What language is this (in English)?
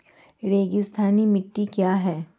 Hindi